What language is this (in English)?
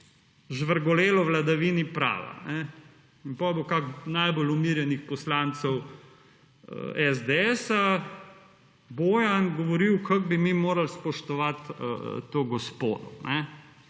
Slovenian